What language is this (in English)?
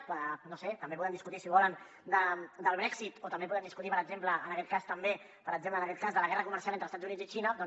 Catalan